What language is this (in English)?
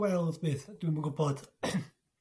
Welsh